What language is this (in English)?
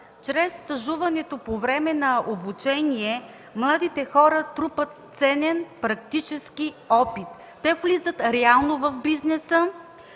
Bulgarian